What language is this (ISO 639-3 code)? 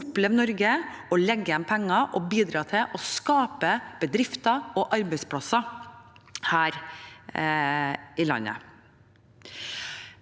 nor